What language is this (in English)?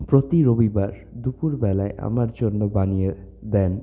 Bangla